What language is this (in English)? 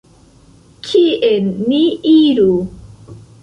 Esperanto